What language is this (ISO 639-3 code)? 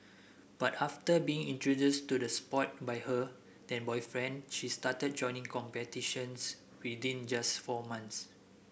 eng